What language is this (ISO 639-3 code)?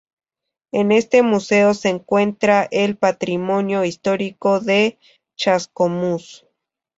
spa